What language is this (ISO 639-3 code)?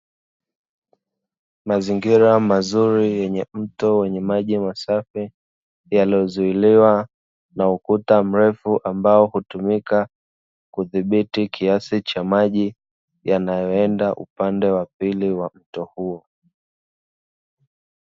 swa